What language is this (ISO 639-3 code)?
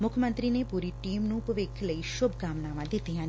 pan